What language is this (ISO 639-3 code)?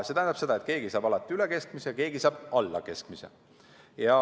est